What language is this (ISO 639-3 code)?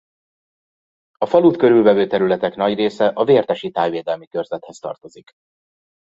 hun